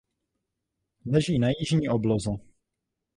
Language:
Czech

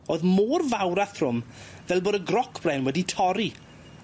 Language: Welsh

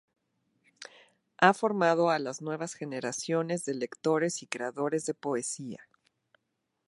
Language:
Spanish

